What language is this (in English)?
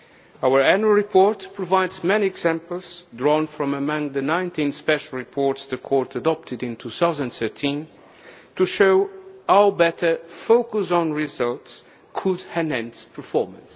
English